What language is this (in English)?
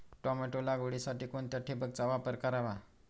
Marathi